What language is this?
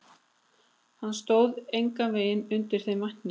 Icelandic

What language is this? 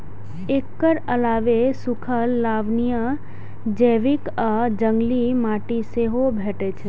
Maithili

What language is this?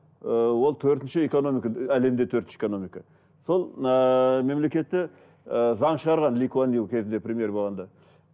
Kazakh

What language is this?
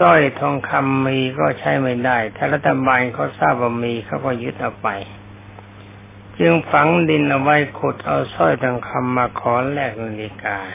Thai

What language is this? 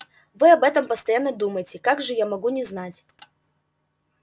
Russian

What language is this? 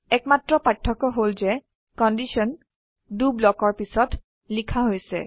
Assamese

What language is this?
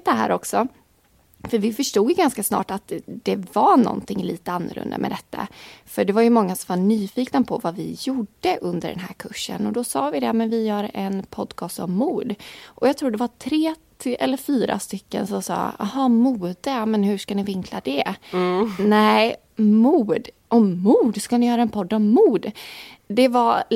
Swedish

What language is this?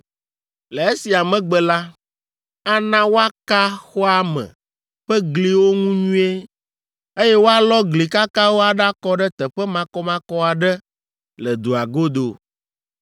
Ewe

